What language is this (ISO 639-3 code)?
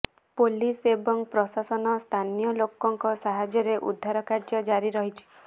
ori